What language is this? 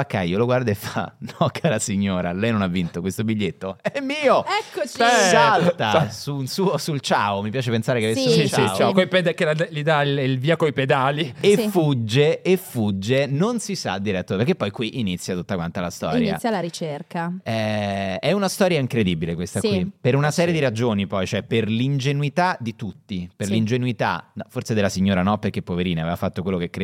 Italian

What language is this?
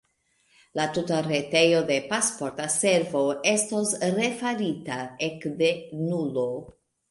Esperanto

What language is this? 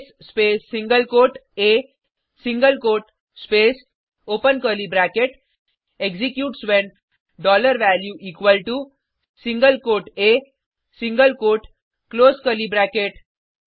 Hindi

